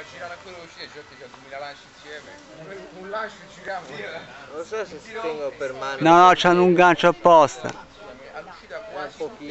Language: Italian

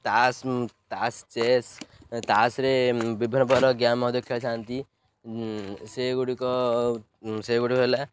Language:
Odia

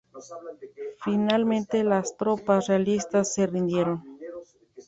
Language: Spanish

